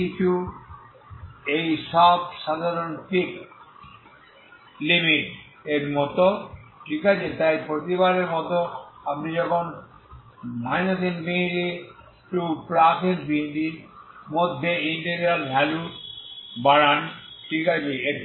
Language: Bangla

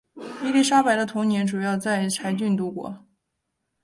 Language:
Chinese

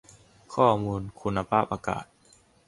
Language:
Thai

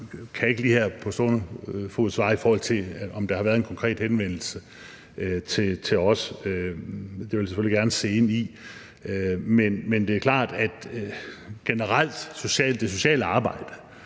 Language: Danish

